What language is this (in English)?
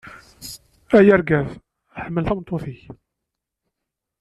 Kabyle